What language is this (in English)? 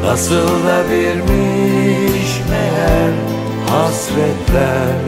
Turkish